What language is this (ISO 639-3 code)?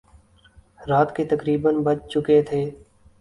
urd